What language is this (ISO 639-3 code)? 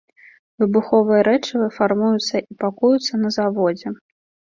bel